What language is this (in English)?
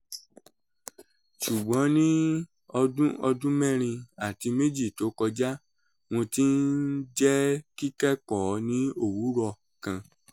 Yoruba